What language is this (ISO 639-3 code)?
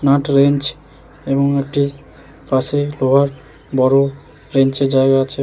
ben